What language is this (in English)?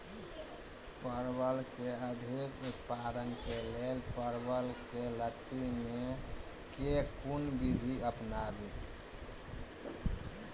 Maithili